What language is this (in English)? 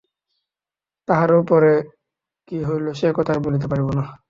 Bangla